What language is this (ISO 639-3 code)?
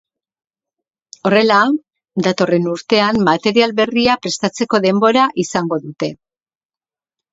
eus